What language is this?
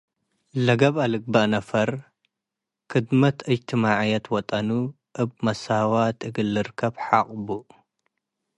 Tigre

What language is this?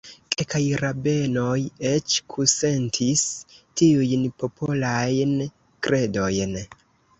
Esperanto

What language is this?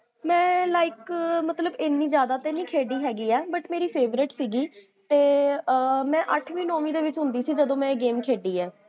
Punjabi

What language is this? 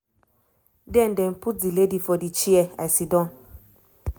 Nigerian Pidgin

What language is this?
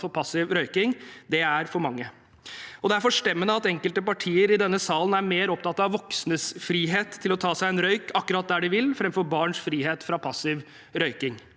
Norwegian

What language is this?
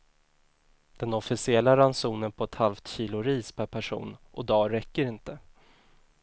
Swedish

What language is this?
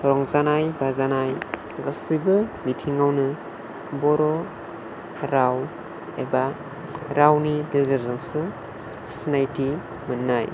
Bodo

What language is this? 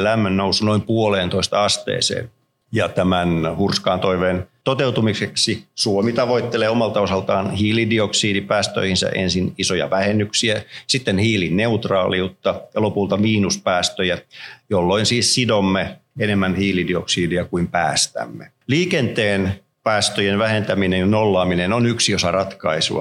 Finnish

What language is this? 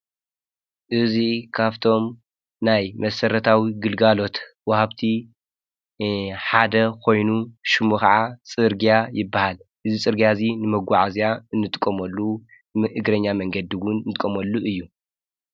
Tigrinya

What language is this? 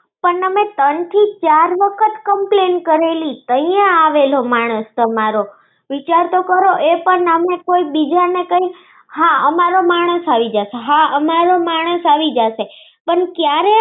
Gujarati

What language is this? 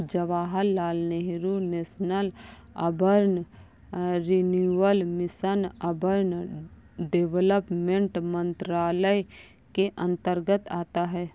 Hindi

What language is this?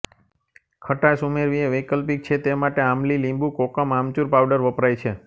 Gujarati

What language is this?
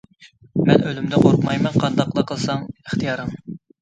Uyghur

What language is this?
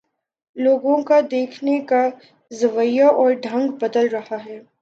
Urdu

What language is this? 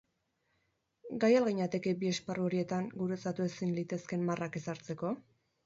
Basque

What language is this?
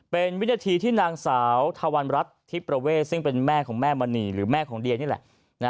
Thai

